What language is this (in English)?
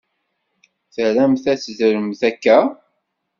Kabyle